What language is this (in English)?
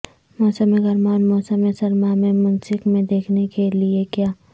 Urdu